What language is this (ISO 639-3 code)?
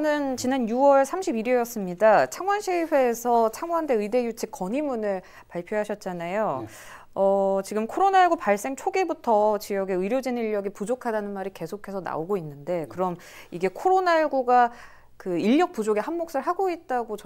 kor